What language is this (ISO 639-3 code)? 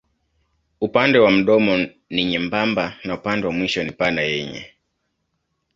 swa